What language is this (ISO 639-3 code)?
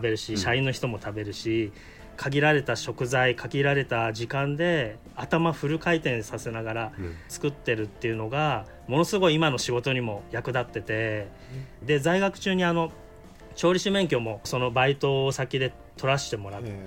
jpn